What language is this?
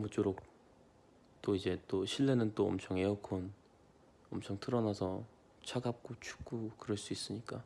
Korean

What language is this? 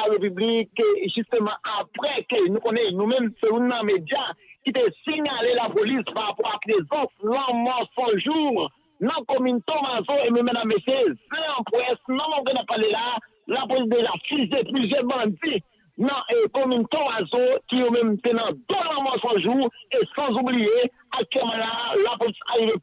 French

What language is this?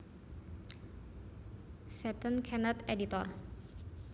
Javanese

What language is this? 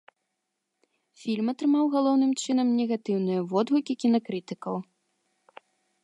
Belarusian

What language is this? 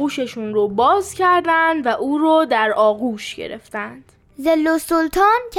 Persian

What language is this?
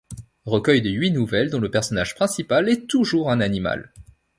French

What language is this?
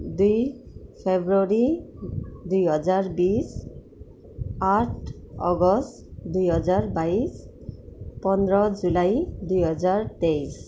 Nepali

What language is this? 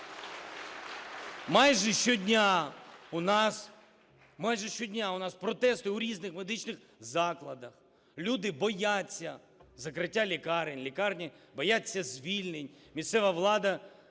Ukrainian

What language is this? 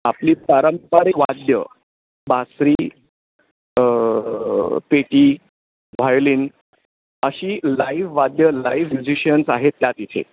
Marathi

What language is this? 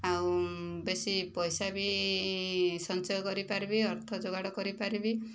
Odia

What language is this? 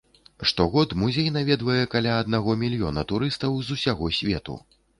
Belarusian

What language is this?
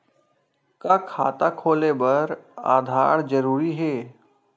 Chhattisgarhi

